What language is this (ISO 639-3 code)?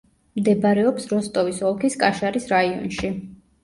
kat